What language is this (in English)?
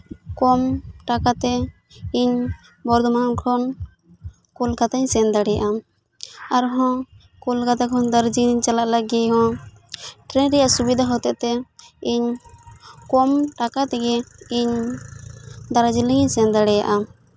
Santali